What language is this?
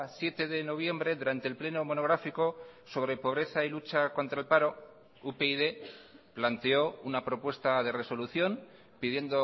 Spanish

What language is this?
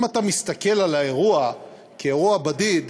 Hebrew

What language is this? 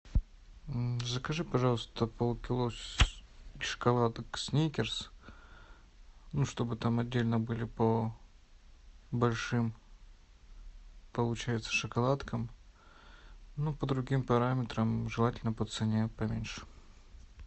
Russian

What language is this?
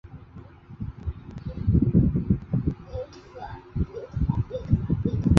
Chinese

